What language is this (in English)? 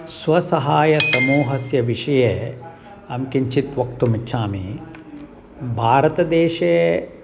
Sanskrit